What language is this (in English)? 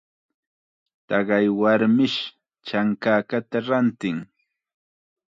Chiquián Ancash Quechua